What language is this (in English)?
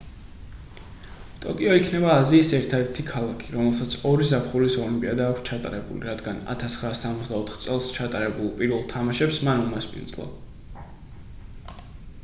Georgian